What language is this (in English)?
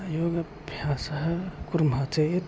Sanskrit